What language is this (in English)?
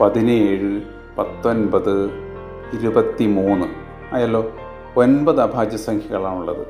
Malayalam